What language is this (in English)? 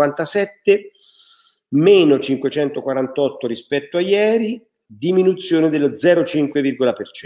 Italian